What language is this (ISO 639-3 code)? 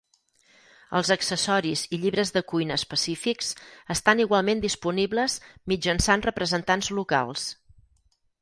cat